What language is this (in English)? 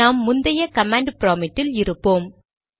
Tamil